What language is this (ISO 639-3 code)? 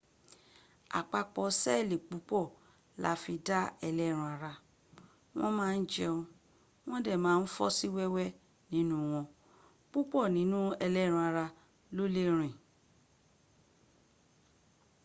yor